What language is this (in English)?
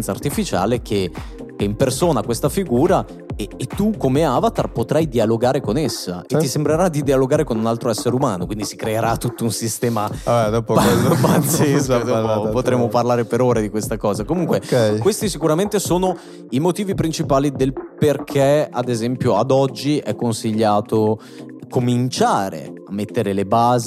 Italian